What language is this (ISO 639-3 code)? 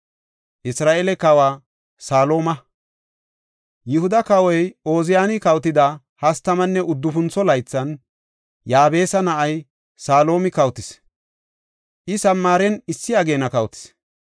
gof